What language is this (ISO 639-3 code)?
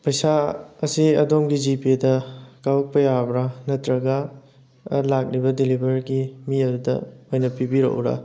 mni